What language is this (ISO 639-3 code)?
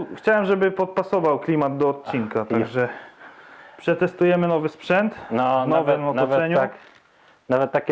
pol